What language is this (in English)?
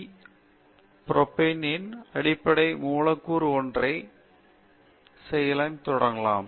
Tamil